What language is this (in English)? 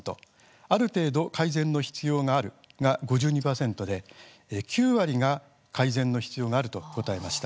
Japanese